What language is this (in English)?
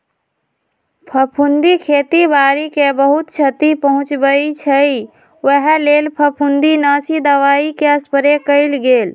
Magahi